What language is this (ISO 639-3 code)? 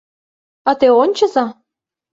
chm